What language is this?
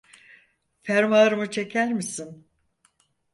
Turkish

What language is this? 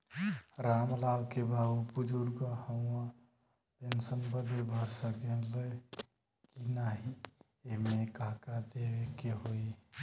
Bhojpuri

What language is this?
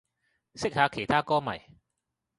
Cantonese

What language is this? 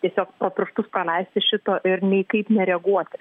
Lithuanian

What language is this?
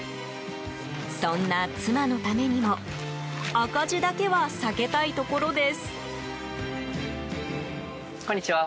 Japanese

